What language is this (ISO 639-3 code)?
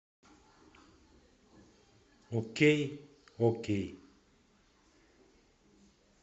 rus